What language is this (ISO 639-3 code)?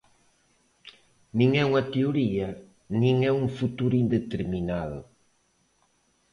glg